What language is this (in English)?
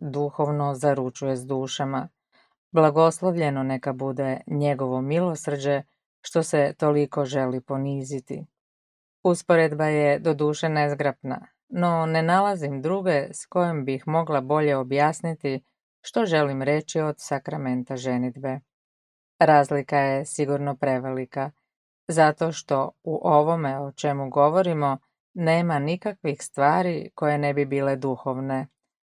Croatian